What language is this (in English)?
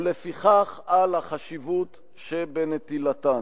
Hebrew